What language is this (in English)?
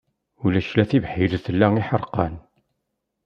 Kabyle